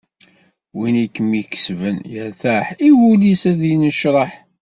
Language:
Kabyle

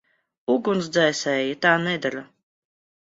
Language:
Latvian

